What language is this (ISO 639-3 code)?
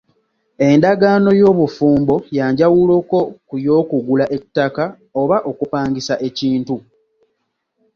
lug